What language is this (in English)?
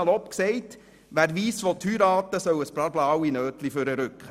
Swiss German